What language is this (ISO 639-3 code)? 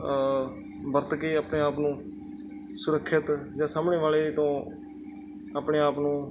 pan